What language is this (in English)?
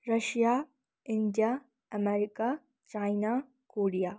Nepali